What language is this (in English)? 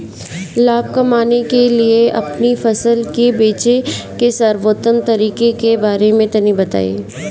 Bhojpuri